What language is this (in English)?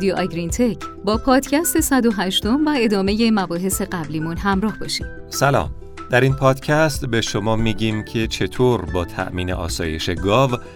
Persian